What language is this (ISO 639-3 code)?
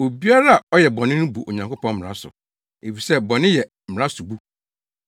aka